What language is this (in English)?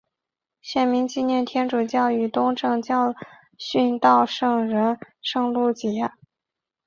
Chinese